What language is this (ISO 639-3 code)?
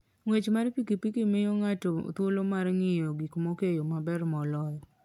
luo